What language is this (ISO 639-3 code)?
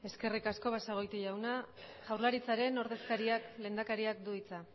eus